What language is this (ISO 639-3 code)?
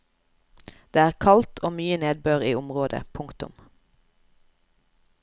nor